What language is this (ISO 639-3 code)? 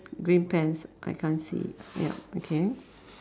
eng